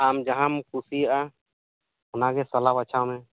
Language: Santali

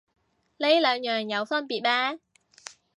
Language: Cantonese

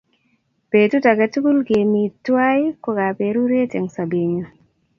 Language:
Kalenjin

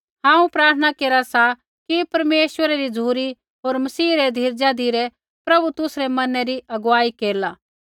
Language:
Kullu Pahari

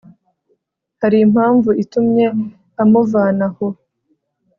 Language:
Kinyarwanda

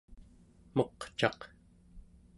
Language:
Central Yupik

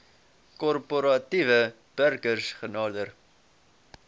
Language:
Afrikaans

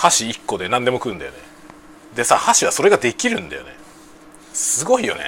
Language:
Japanese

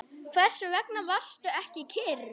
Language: Icelandic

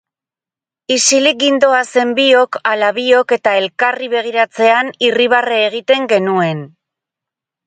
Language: Basque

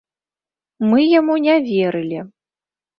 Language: Belarusian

